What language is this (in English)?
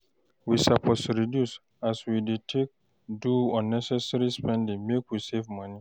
Nigerian Pidgin